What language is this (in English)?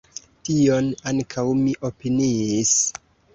Esperanto